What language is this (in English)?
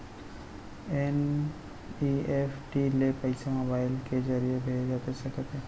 Chhattisgarhi